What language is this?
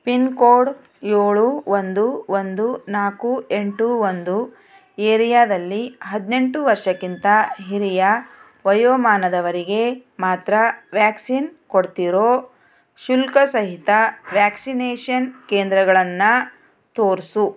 Kannada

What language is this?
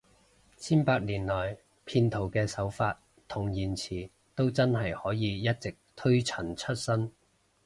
Cantonese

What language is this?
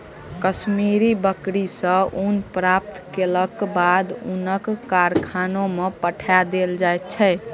Maithili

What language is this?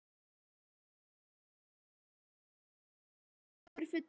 Icelandic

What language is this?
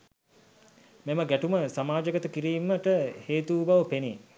Sinhala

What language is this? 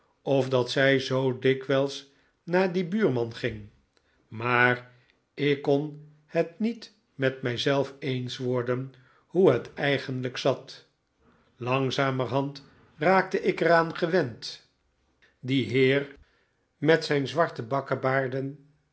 Dutch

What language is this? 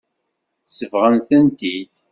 Kabyle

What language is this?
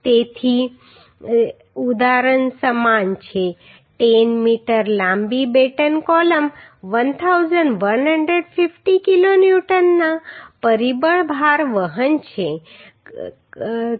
Gujarati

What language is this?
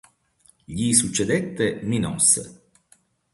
Italian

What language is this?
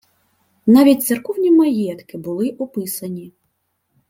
Ukrainian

